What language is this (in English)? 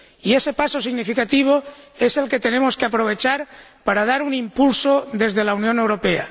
Spanish